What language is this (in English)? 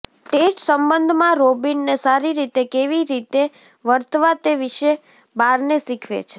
Gujarati